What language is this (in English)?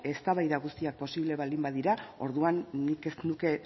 Basque